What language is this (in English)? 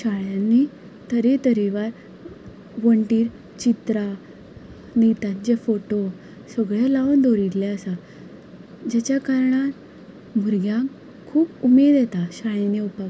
Konkani